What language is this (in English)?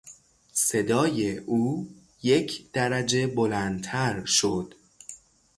Persian